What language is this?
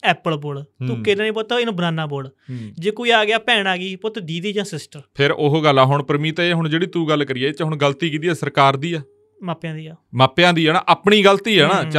Punjabi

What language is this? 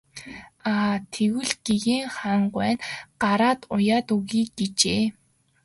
Mongolian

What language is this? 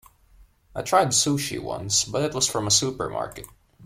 English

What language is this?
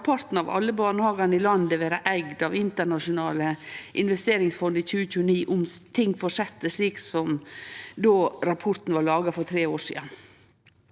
Norwegian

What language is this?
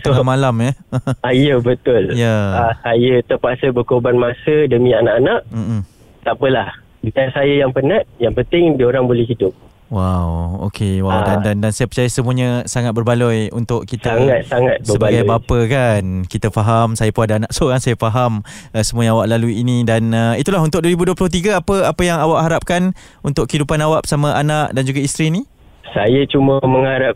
Malay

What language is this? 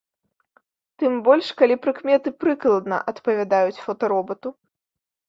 Belarusian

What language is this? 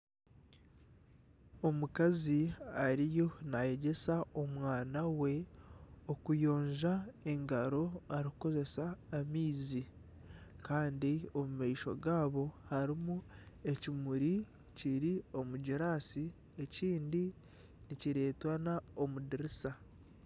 Nyankole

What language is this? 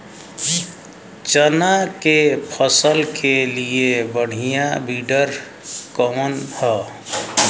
Bhojpuri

